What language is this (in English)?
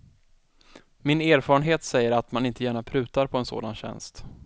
Swedish